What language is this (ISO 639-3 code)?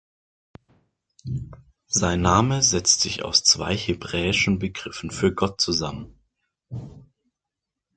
deu